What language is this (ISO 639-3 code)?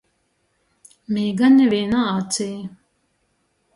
ltg